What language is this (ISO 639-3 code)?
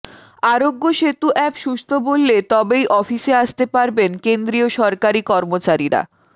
ben